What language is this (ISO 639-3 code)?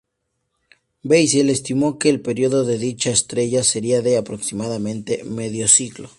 spa